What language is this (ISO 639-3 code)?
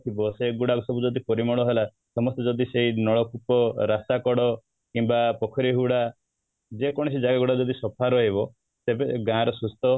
ori